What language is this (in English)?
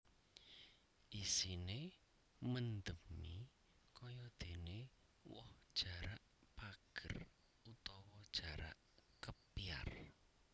Javanese